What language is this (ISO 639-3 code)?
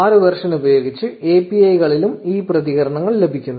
mal